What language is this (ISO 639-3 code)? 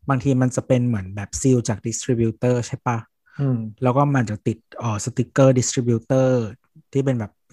tha